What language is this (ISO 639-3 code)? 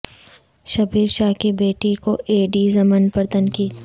urd